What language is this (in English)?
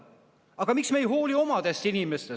Estonian